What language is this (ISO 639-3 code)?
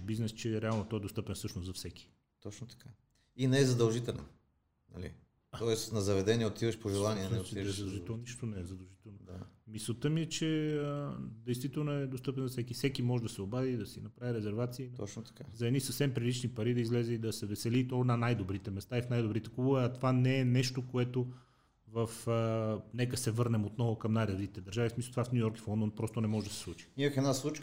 bul